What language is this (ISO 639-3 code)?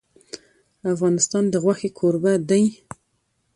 pus